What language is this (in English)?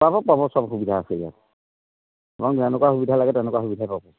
Assamese